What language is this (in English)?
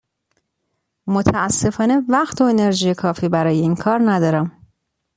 Persian